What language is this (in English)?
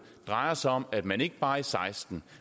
Danish